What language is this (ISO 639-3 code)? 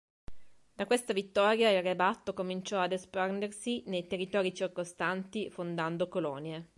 ita